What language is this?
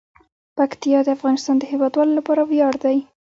Pashto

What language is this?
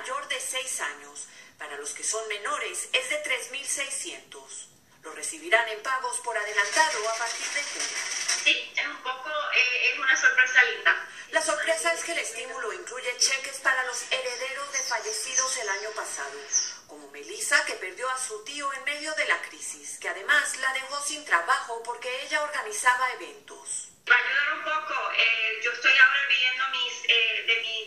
Spanish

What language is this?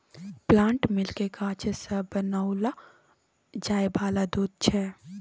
Maithili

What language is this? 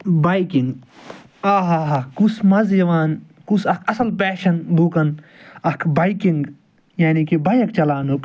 Kashmiri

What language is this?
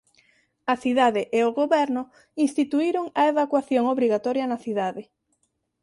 Galician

